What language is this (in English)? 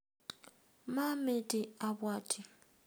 Kalenjin